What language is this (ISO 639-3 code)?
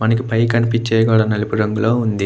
tel